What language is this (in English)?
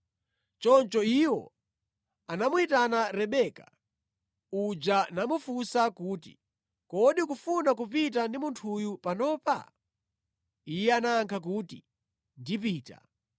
Nyanja